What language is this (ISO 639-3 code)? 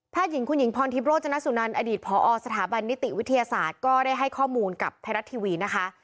tha